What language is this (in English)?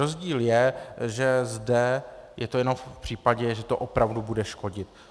Czech